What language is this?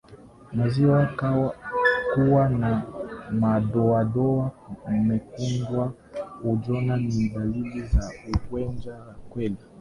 Swahili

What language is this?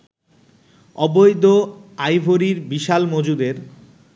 Bangla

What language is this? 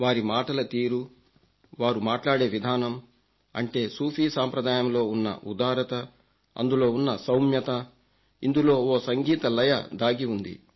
Telugu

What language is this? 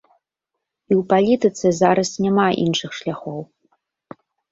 Belarusian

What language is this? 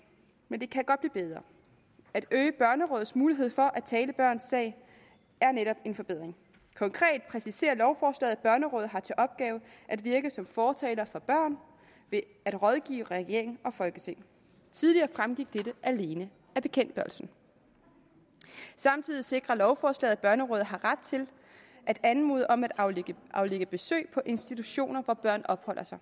Danish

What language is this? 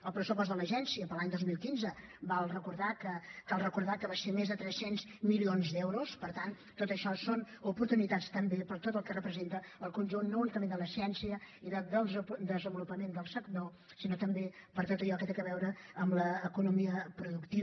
Catalan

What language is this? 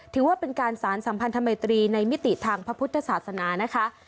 Thai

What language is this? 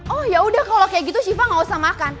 Indonesian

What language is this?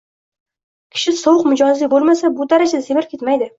Uzbek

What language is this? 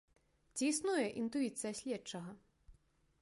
Belarusian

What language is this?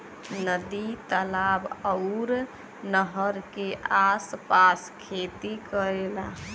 Bhojpuri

